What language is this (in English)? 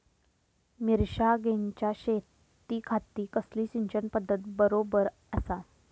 Marathi